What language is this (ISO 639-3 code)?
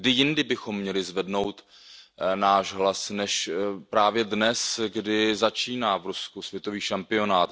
ces